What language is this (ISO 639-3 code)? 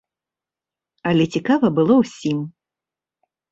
bel